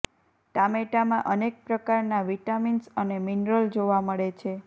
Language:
Gujarati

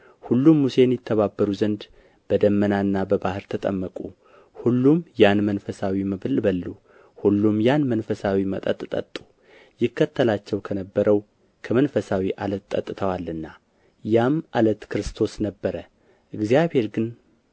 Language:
Amharic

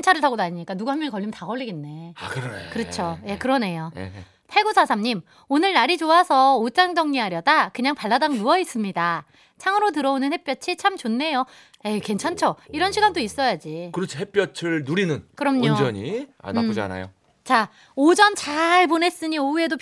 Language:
Korean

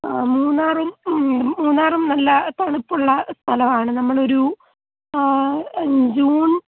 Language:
Malayalam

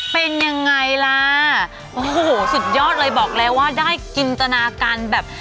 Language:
Thai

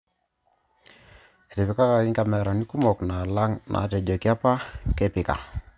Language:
Masai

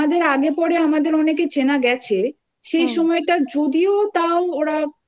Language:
Bangla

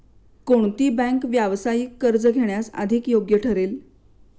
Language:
Marathi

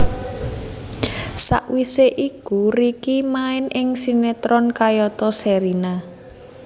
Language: Javanese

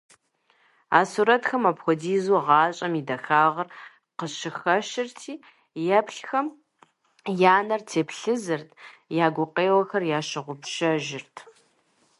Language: Kabardian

